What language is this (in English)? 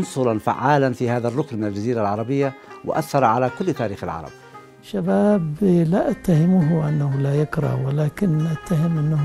Arabic